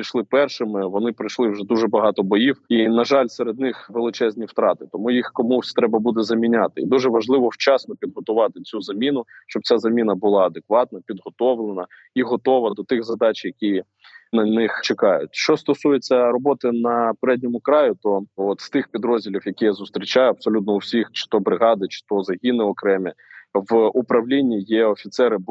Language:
Ukrainian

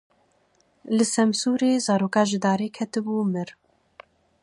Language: Kurdish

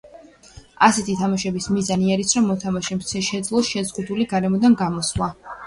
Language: Georgian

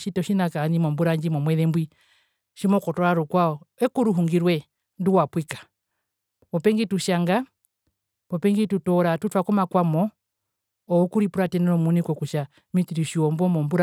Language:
Herero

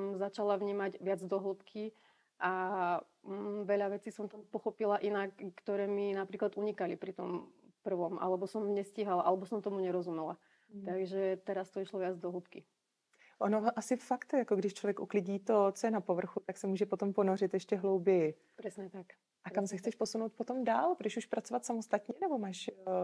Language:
Czech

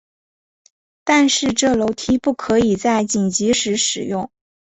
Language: Chinese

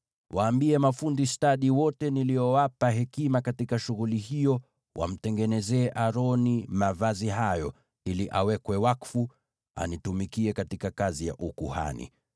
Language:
Swahili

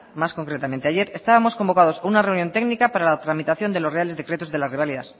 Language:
Spanish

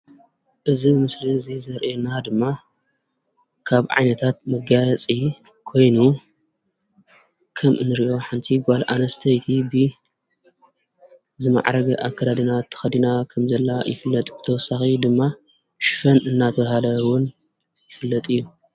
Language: Tigrinya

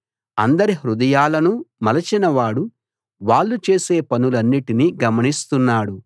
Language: Telugu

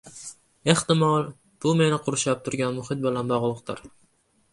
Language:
Uzbek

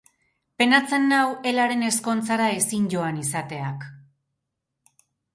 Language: Basque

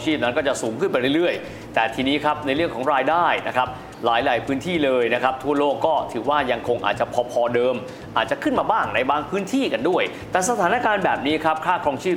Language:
Thai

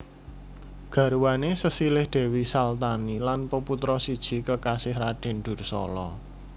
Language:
Javanese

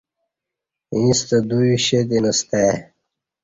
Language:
Kati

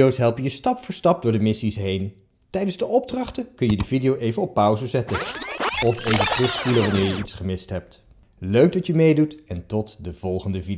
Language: Dutch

